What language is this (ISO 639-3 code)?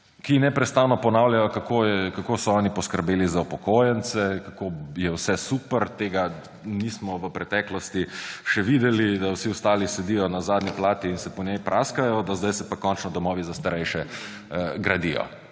slv